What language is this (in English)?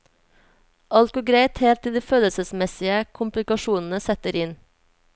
Norwegian